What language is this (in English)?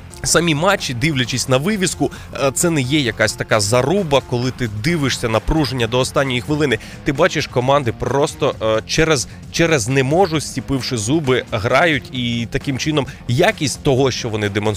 Ukrainian